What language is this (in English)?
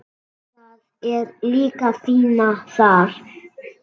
Icelandic